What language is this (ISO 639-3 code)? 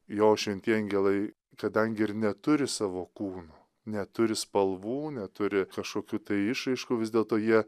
lit